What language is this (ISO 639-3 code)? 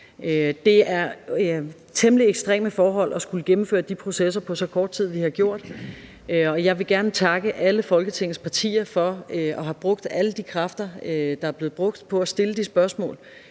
dan